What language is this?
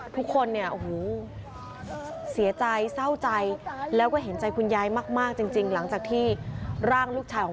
Thai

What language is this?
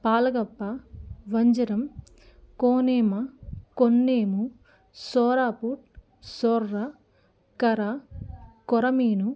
Telugu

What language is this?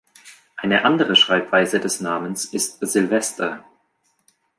German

